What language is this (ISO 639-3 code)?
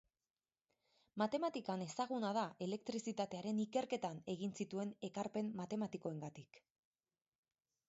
eus